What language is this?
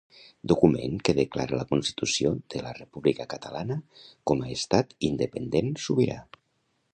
Catalan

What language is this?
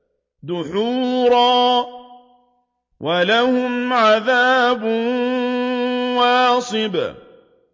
Arabic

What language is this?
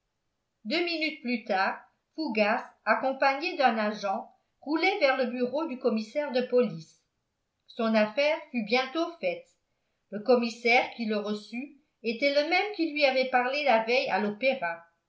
French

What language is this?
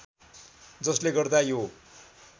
Nepali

